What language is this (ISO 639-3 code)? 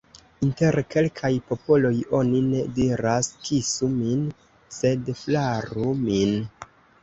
epo